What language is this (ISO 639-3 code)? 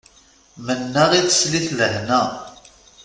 kab